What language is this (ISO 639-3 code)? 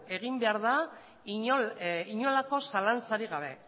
eus